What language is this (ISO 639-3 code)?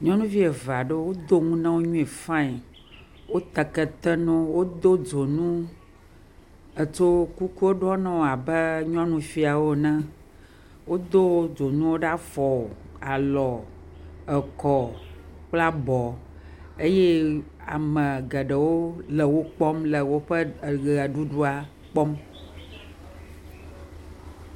ewe